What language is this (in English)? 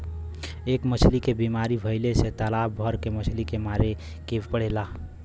Bhojpuri